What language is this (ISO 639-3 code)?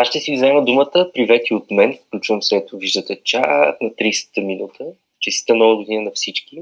bul